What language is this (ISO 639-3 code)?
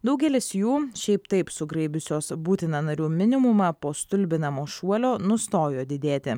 lit